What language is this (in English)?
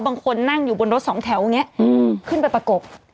Thai